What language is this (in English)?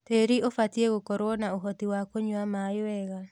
Kikuyu